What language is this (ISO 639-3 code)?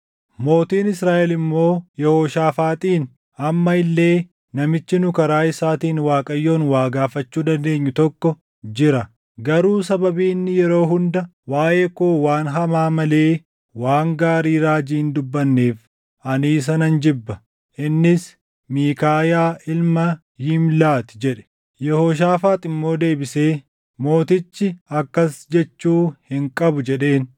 orm